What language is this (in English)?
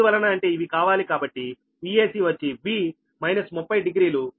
Telugu